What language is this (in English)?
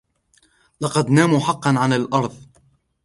Arabic